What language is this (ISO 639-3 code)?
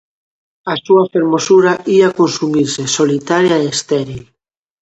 glg